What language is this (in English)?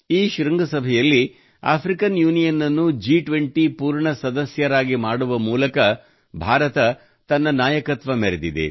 Kannada